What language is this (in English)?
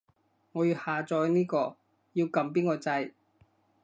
Cantonese